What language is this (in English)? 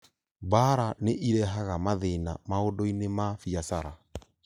Kikuyu